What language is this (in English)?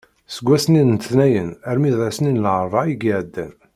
Kabyle